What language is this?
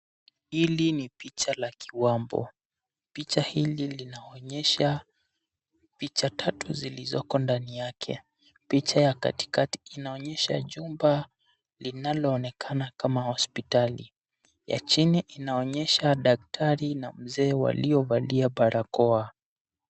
Swahili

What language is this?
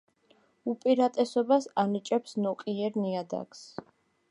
Georgian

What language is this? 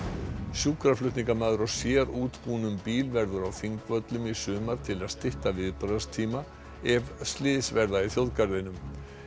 Icelandic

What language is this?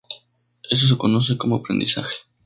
Spanish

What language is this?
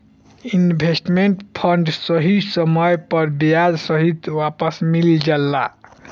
Bhojpuri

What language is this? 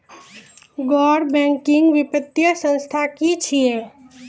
Maithili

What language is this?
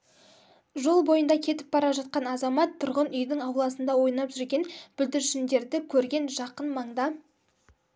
Kazakh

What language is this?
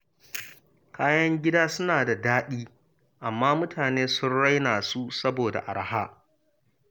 Hausa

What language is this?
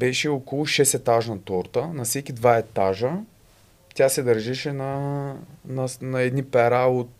Bulgarian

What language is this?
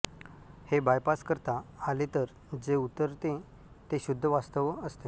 Marathi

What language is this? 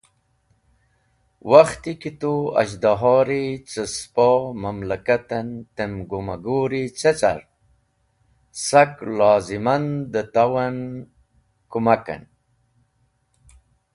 Wakhi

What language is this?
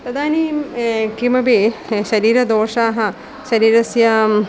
Sanskrit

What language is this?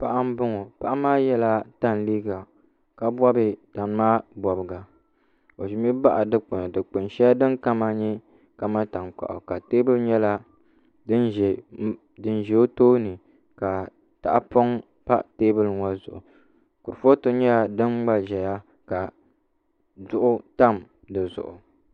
Dagbani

